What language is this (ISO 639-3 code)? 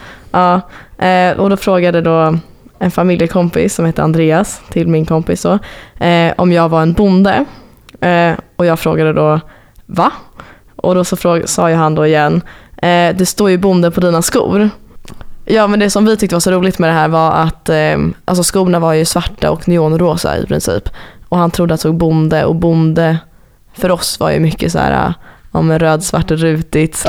swe